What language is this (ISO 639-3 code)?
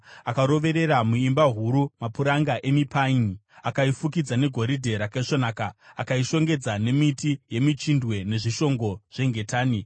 sna